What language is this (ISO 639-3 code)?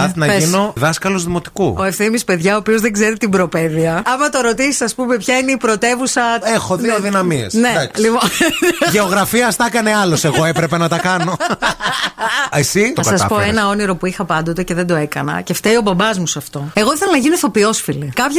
ell